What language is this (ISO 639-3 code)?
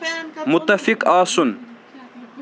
kas